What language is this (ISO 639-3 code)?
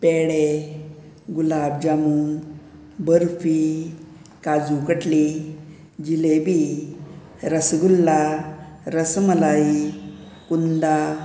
kok